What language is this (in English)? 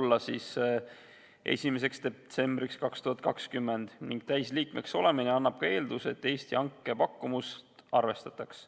Estonian